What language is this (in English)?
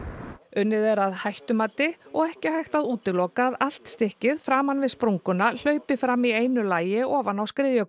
Icelandic